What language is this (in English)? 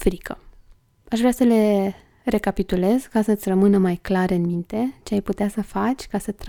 Romanian